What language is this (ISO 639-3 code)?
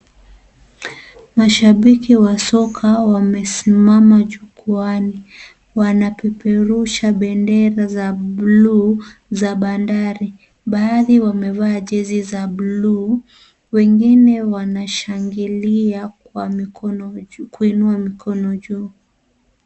swa